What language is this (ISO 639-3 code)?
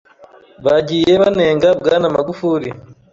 kin